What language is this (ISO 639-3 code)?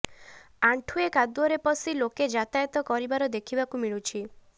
ori